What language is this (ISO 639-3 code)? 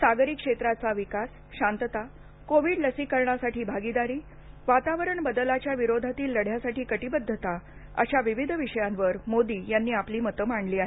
mar